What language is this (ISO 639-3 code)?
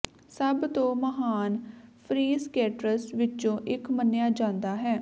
pan